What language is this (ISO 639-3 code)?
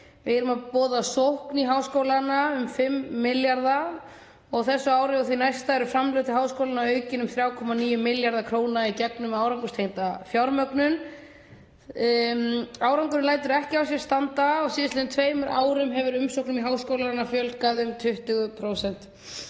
isl